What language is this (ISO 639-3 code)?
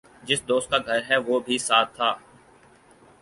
urd